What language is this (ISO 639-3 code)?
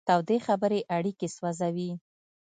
pus